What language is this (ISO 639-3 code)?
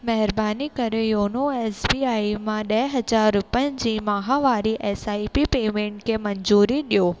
snd